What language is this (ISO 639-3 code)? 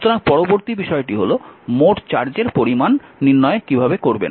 ben